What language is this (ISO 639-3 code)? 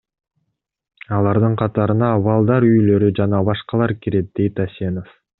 kir